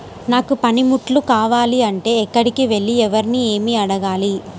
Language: Telugu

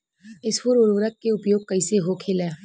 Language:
Bhojpuri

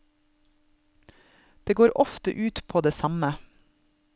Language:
Norwegian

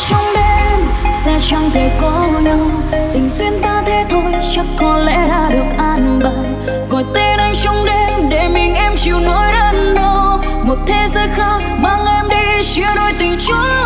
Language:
Vietnamese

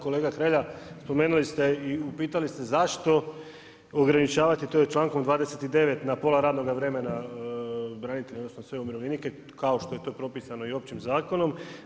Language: Croatian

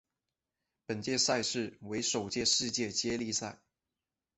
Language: Chinese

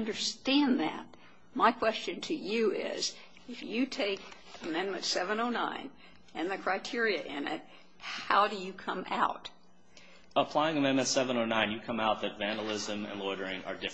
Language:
English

